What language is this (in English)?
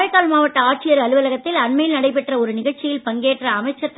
Tamil